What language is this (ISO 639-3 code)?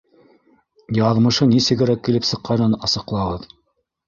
bak